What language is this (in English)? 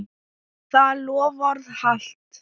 Icelandic